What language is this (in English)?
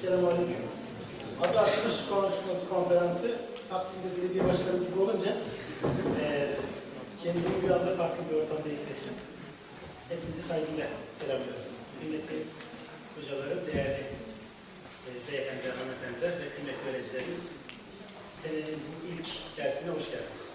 Turkish